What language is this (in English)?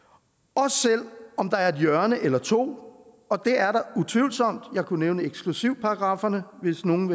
Danish